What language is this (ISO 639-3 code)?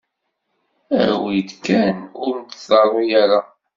kab